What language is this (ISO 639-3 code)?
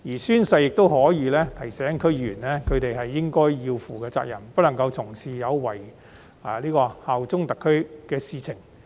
yue